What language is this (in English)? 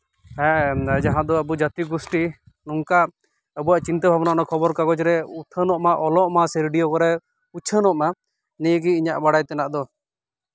Santali